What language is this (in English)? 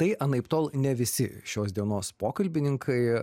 Lithuanian